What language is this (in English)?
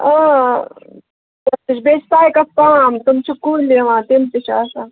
Kashmiri